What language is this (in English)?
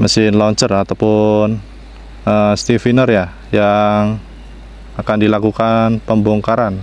Indonesian